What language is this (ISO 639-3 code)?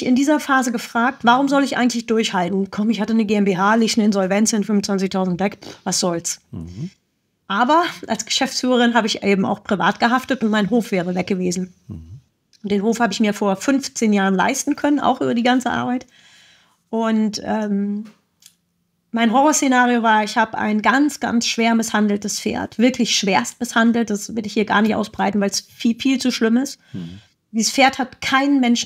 deu